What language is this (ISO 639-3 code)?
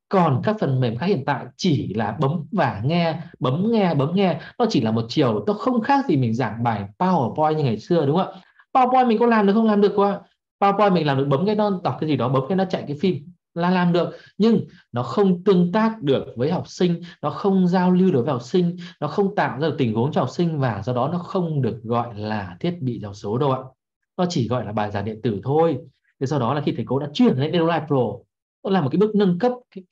vie